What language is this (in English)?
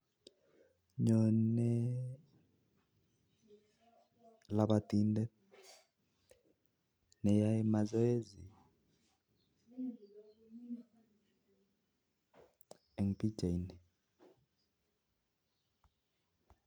Kalenjin